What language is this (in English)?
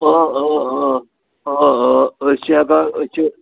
Kashmiri